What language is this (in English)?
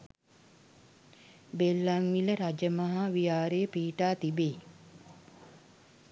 Sinhala